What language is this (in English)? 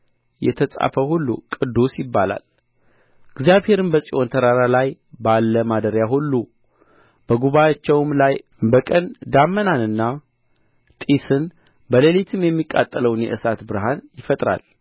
Amharic